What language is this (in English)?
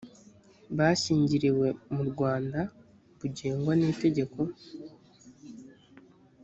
Kinyarwanda